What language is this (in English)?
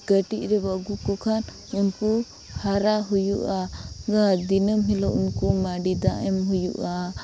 Santali